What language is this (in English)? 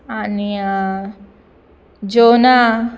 Konkani